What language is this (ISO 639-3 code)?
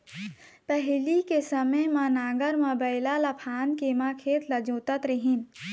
hne